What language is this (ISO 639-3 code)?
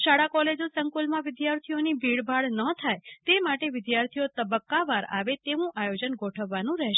guj